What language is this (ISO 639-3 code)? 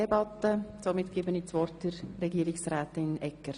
gsw